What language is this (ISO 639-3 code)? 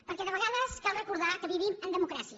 cat